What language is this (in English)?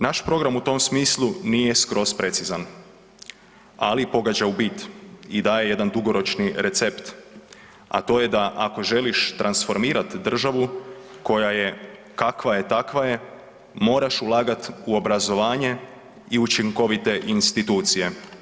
Croatian